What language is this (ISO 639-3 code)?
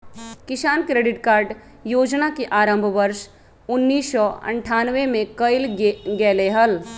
mag